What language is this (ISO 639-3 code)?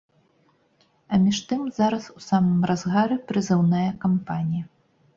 bel